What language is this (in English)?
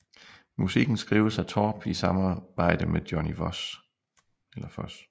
Danish